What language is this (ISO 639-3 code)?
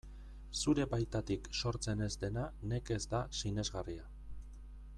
eus